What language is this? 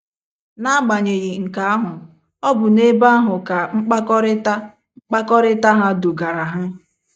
Igbo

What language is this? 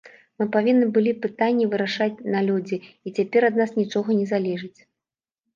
Belarusian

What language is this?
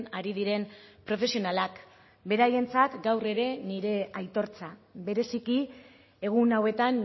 Basque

